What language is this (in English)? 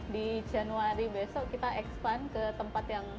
Indonesian